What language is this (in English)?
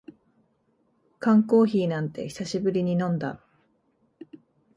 Japanese